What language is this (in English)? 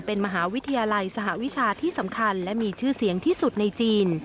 Thai